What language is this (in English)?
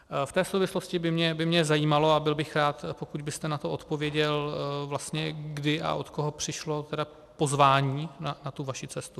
Czech